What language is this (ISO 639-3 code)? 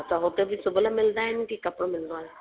snd